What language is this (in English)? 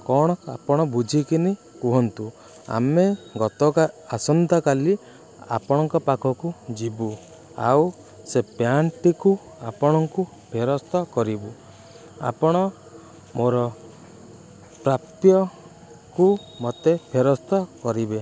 Odia